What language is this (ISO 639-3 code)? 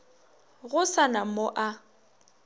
nso